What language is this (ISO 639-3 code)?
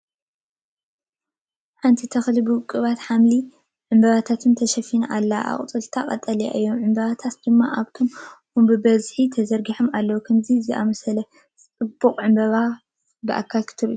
tir